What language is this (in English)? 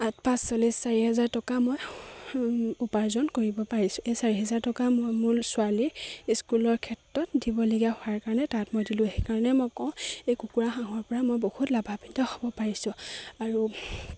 Assamese